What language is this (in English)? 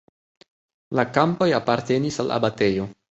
Esperanto